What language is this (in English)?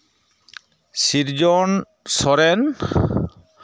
Santali